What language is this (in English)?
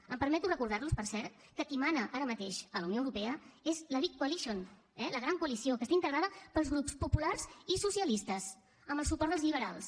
Catalan